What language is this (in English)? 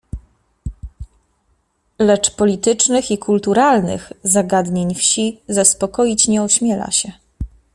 Polish